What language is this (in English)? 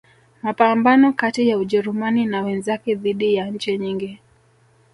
Swahili